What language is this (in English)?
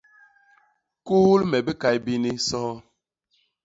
Basaa